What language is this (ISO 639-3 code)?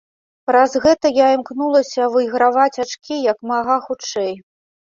bel